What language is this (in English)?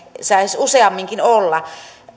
Finnish